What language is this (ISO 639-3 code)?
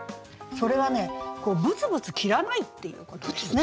jpn